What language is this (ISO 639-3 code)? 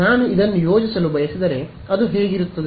kan